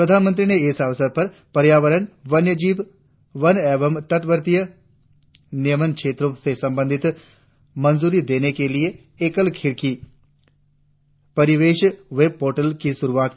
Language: Hindi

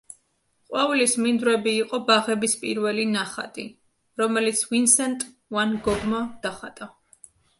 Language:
Georgian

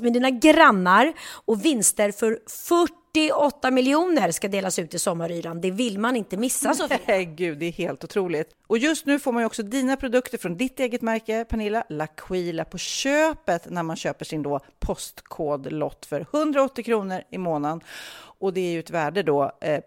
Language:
Swedish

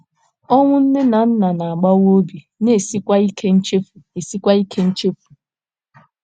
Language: Igbo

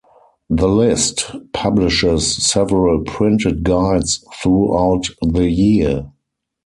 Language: English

